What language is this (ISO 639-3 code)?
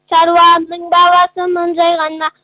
kaz